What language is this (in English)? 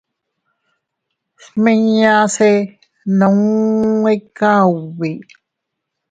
Teutila Cuicatec